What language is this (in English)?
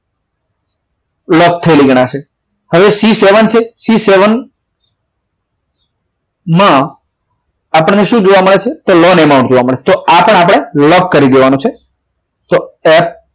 Gujarati